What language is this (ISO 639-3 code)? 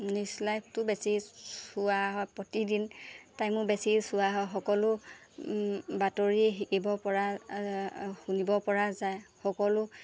asm